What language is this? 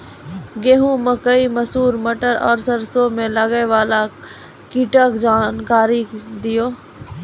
Maithili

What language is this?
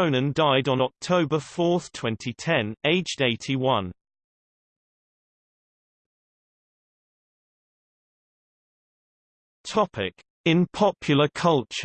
English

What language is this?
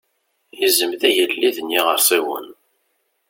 Kabyle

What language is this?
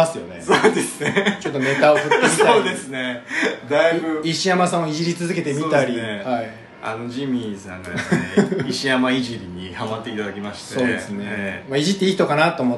Japanese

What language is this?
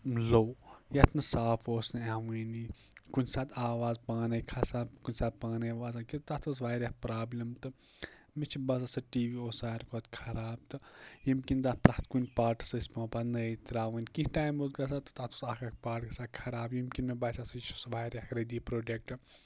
Kashmiri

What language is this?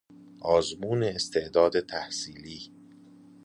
Persian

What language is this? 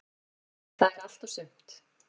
Icelandic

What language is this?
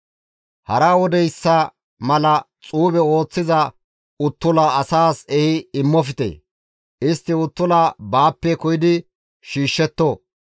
Gamo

